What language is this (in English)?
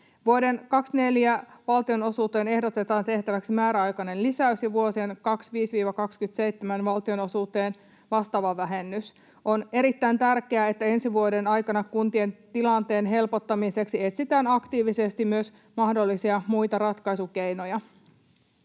Finnish